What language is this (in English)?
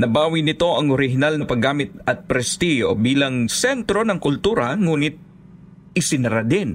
Filipino